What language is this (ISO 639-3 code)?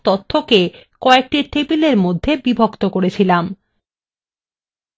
ben